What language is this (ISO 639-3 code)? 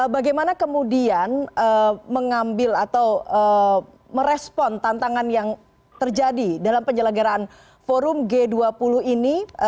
ind